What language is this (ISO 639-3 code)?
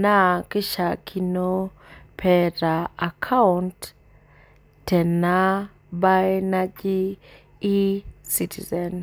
mas